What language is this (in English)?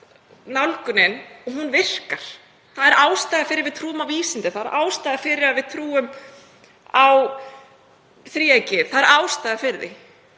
Icelandic